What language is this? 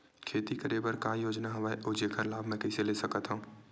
Chhattisgarhi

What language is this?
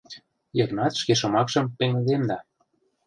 Mari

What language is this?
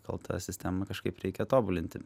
Lithuanian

